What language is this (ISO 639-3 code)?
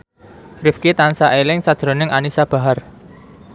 jav